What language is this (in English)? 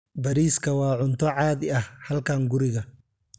Somali